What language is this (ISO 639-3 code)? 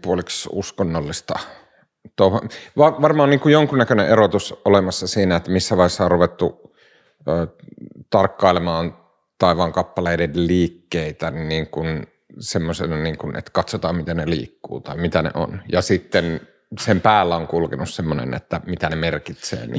fin